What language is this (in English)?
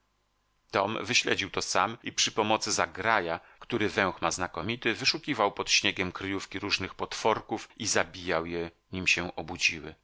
Polish